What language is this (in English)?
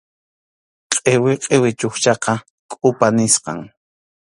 Arequipa-La Unión Quechua